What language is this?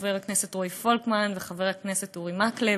Hebrew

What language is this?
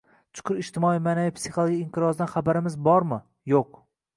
Uzbek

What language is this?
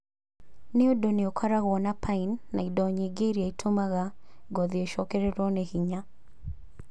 Kikuyu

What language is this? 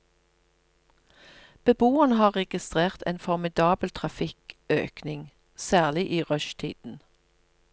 Norwegian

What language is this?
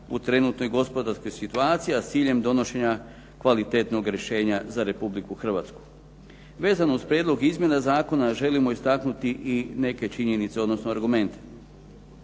Croatian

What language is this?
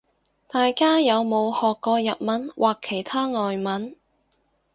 Cantonese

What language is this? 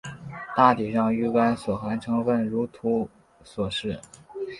Chinese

